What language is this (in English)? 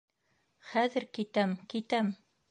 Bashkir